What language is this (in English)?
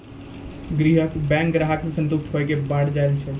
Maithili